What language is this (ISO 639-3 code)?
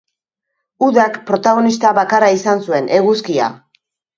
eus